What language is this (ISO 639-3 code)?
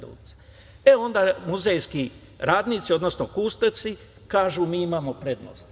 srp